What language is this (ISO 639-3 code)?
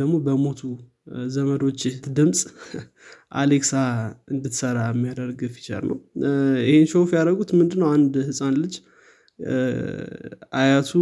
amh